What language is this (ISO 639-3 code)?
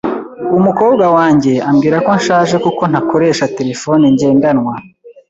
kin